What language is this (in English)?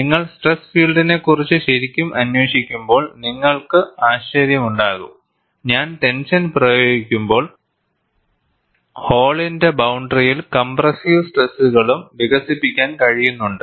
Malayalam